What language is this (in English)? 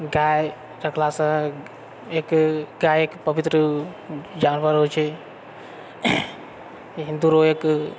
Maithili